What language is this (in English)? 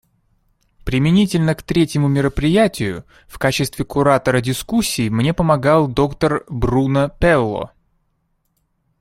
Russian